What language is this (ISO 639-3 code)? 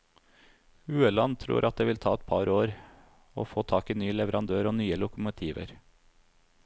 nor